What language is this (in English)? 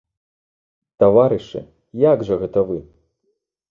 Belarusian